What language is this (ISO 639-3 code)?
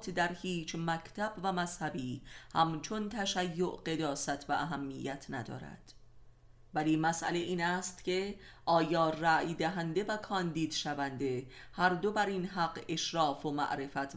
fas